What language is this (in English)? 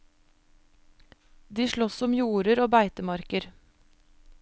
Norwegian